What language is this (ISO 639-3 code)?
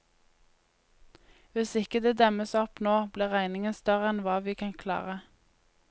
nor